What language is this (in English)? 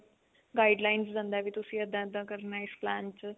Punjabi